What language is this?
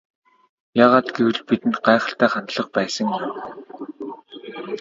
Mongolian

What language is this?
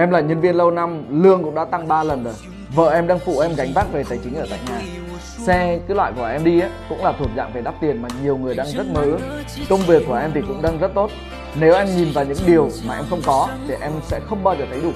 Vietnamese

